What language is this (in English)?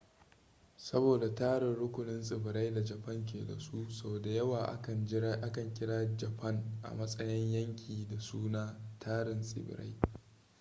Hausa